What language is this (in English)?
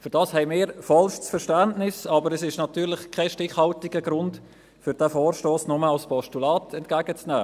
Swiss German